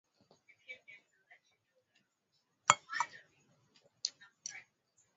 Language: Swahili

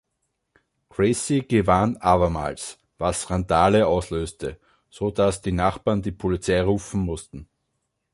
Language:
German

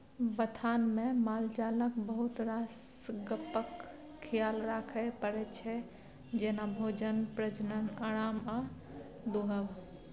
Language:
Maithili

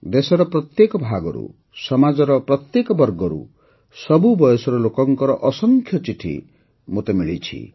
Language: Odia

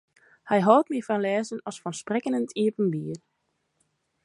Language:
Western Frisian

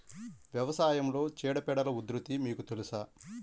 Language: Telugu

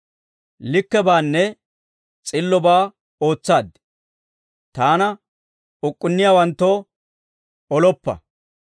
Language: Dawro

